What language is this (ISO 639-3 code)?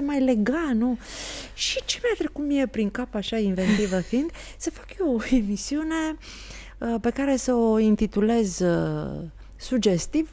ron